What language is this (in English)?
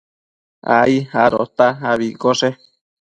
Matsés